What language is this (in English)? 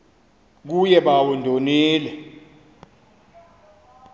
Xhosa